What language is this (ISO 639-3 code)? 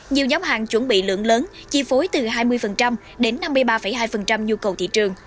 vie